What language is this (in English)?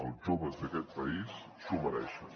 Catalan